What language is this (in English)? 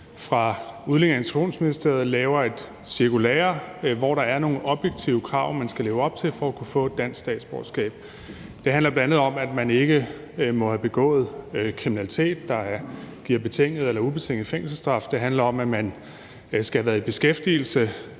Danish